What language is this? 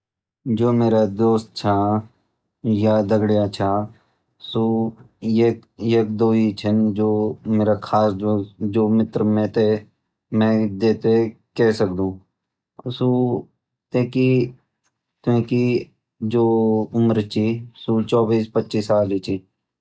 Garhwali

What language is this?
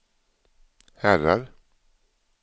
Swedish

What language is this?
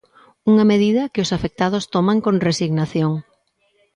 Galician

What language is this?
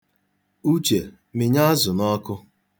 Igbo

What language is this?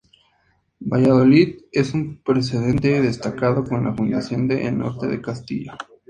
Spanish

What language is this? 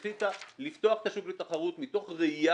Hebrew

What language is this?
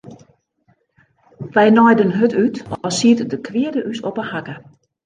Western Frisian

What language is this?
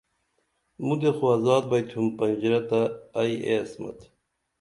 Dameli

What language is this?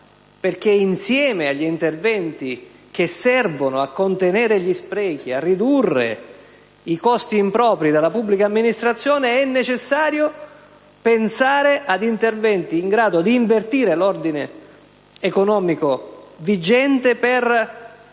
Italian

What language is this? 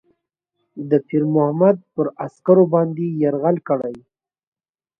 Pashto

